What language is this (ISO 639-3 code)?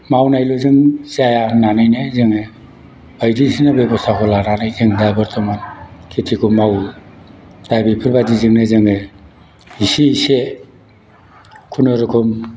brx